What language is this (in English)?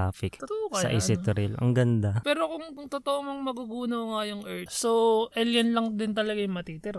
Filipino